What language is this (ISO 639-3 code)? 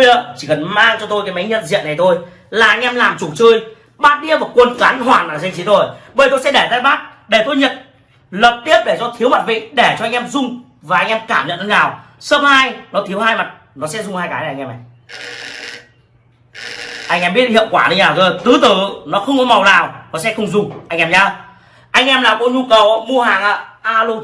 vie